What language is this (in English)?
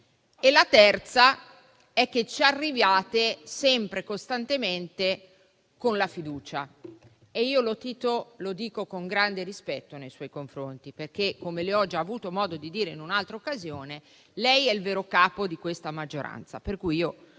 Italian